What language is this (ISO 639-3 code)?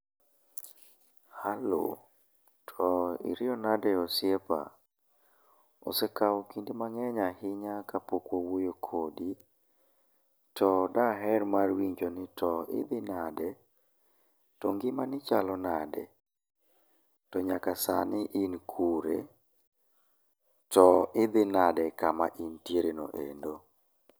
luo